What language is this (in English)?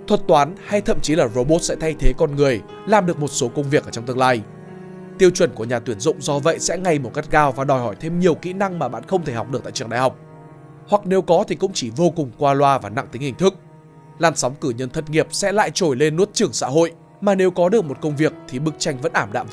Vietnamese